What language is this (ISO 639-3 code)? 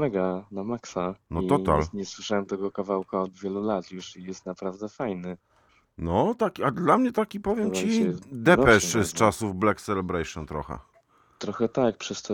pol